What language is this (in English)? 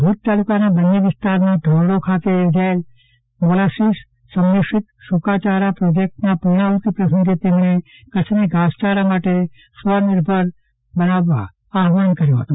Gujarati